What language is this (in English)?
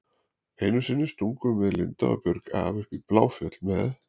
Icelandic